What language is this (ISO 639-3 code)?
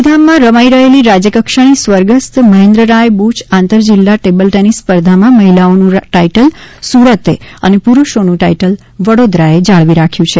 guj